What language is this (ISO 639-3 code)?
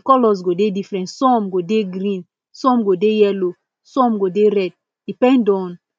pcm